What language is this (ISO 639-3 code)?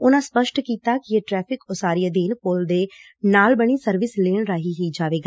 pan